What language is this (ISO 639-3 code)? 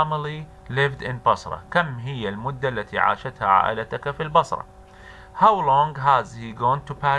ara